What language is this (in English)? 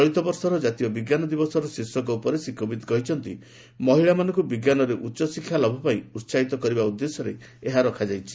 Odia